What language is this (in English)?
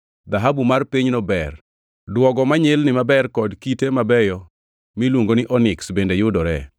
Luo (Kenya and Tanzania)